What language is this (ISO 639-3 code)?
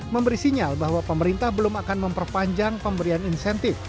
ind